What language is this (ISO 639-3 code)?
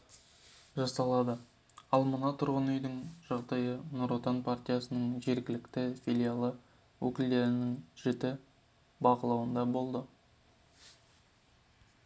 kaz